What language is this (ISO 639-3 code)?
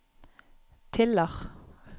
nor